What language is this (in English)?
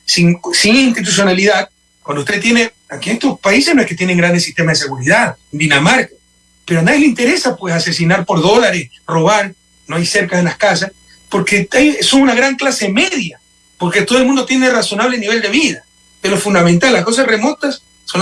Spanish